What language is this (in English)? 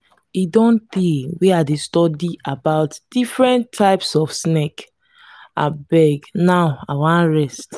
Nigerian Pidgin